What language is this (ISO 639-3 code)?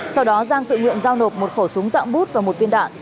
vie